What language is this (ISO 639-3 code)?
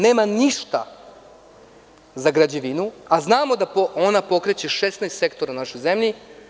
srp